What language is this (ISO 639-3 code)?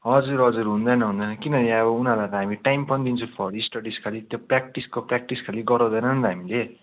nep